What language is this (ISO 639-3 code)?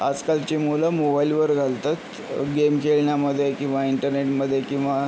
mar